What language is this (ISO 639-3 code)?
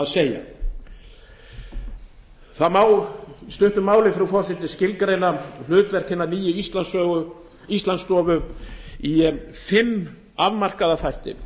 isl